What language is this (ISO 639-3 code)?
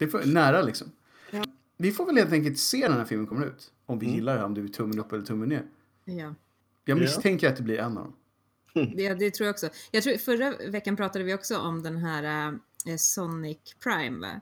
swe